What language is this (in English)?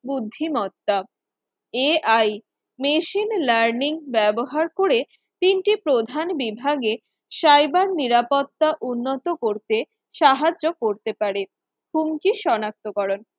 Bangla